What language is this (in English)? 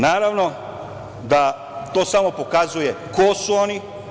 Serbian